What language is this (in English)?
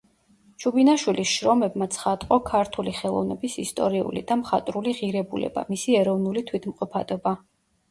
Georgian